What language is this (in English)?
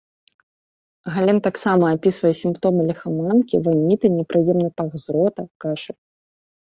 Belarusian